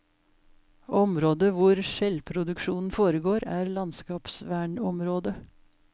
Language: Norwegian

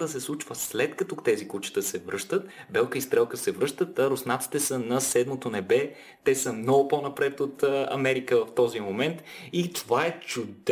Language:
Bulgarian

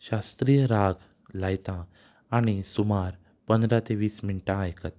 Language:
Konkani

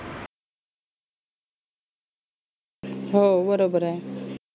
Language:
Marathi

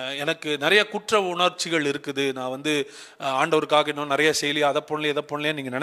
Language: Tamil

